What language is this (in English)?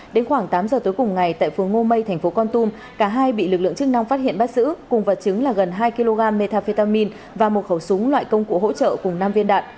Vietnamese